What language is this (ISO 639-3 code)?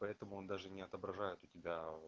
rus